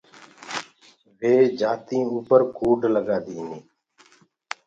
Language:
Gurgula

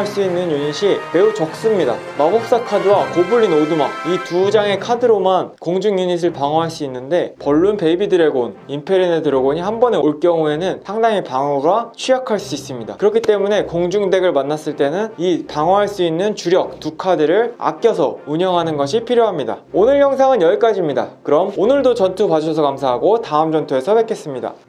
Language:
Korean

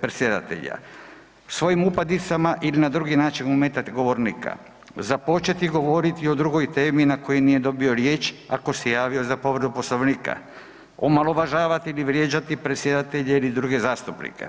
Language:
Croatian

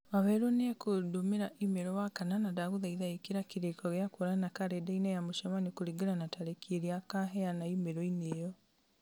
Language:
Kikuyu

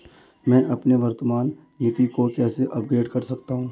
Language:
Hindi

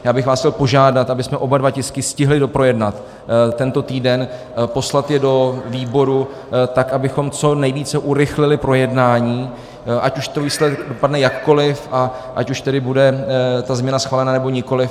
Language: Czech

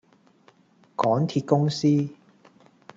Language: Cantonese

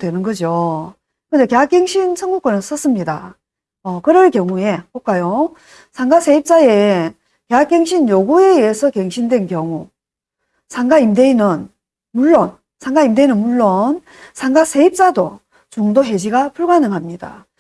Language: Korean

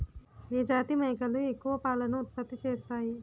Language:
Telugu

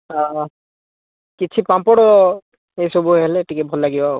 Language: Odia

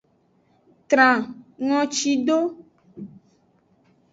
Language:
Aja (Benin)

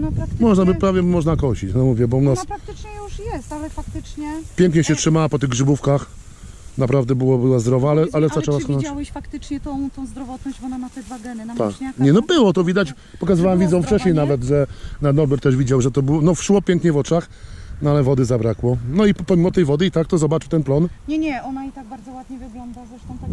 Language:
Polish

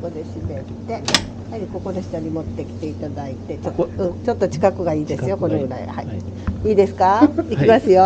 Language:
Japanese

